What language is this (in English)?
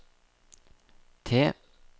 Norwegian